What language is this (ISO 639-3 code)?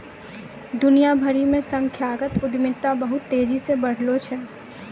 mai